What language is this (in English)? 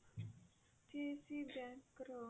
Odia